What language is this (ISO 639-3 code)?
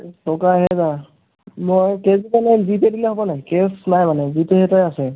asm